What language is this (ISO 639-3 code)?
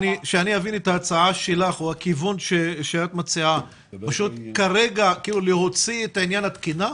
heb